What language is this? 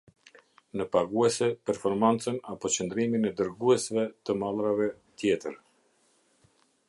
Albanian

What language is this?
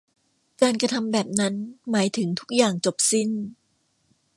Thai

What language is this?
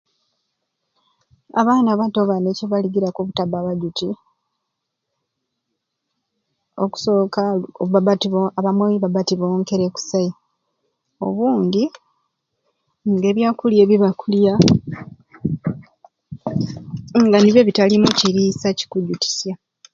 Ruuli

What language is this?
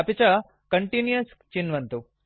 Sanskrit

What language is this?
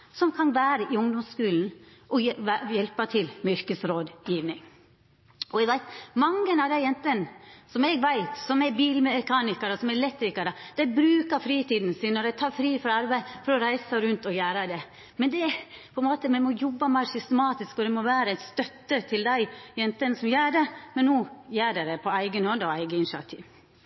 Norwegian Nynorsk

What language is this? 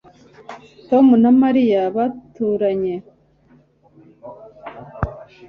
Kinyarwanda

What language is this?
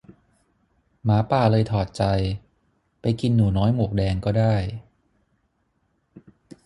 Thai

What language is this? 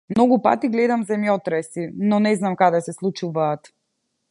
Macedonian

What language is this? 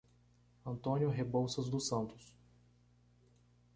Portuguese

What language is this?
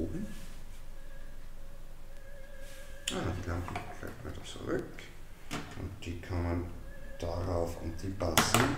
German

